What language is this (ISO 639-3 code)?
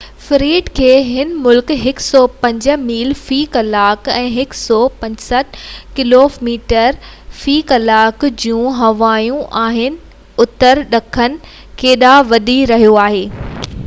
snd